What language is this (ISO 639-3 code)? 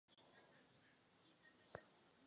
ces